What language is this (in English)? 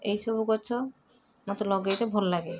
Odia